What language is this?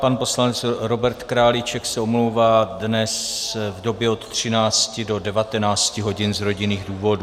Czech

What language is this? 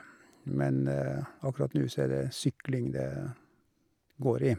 Norwegian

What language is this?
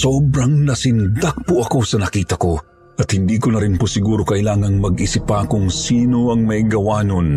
Filipino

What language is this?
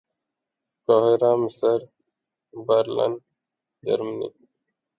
Urdu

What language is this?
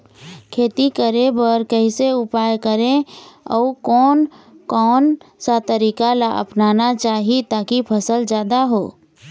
Chhattisgarhi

